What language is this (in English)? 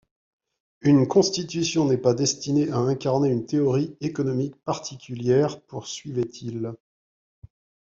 French